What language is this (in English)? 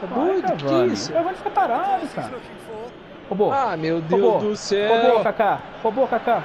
Portuguese